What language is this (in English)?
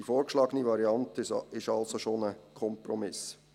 Swiss German